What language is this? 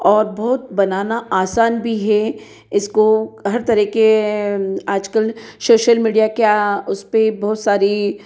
Hindi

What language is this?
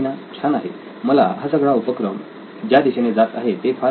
Marathi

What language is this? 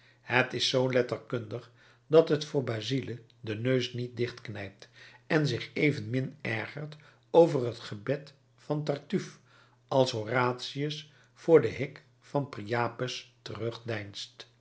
Dutch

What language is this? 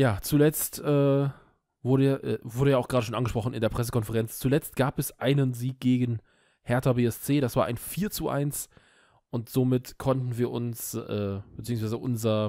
German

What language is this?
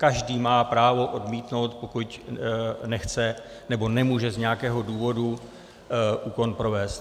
Czech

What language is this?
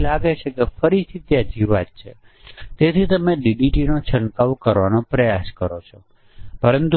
Gujarati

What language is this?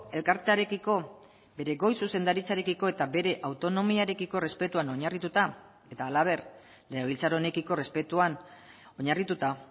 Basque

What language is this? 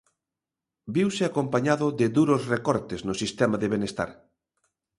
Galician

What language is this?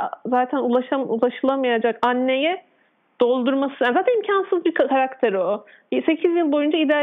Turkish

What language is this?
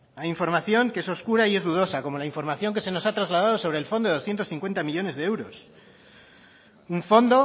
Spanish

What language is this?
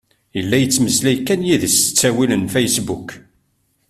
Kabyle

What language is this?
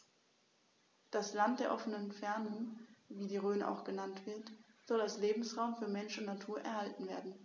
German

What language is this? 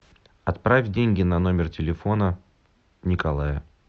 Russian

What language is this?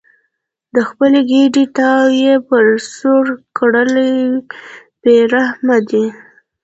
Pashto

